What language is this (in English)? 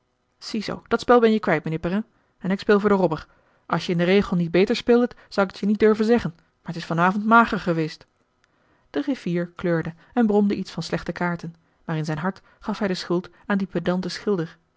Dutch